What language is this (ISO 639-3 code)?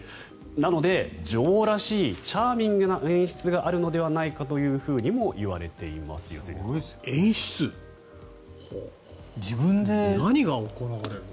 jpn